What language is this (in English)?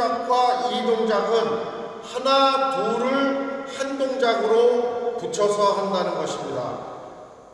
Korean